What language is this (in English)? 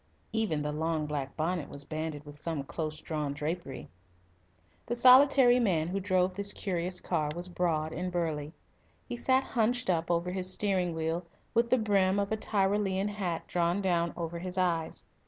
English